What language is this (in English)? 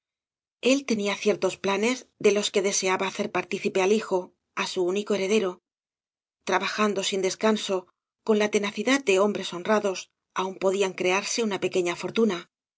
Spanish